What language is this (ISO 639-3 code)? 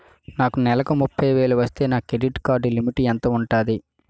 tel